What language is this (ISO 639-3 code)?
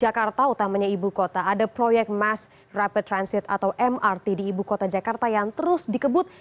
ind